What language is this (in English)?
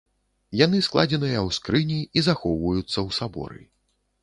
Belarusian